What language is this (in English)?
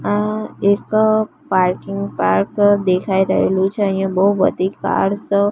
Gujarati